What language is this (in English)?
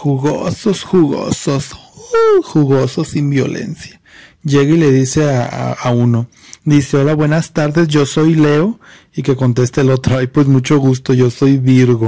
Spanish